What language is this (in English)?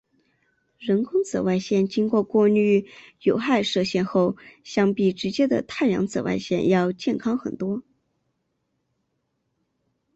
Chinese